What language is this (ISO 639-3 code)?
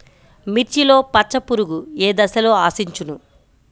tel